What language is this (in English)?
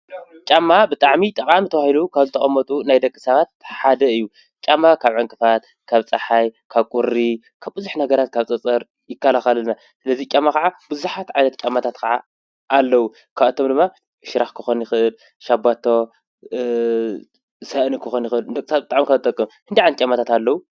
Tigrinya